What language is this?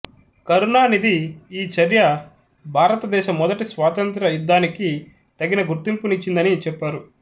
Telugu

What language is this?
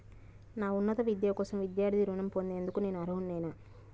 Telugu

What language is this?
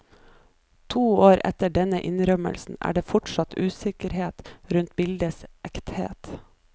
Norwegian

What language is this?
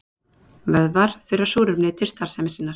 Icelandic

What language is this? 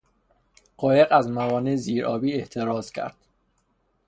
Persian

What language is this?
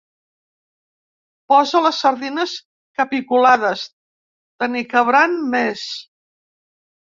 Catalan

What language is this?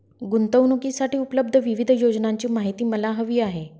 Marathi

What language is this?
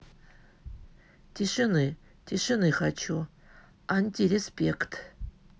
Russian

